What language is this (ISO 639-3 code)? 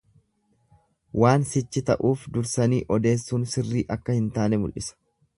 orm